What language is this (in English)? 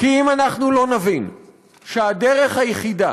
Hebrew